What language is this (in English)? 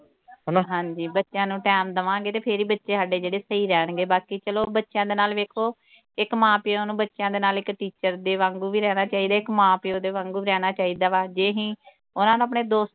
Punjabi